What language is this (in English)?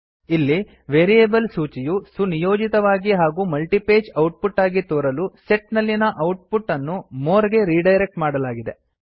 Kannada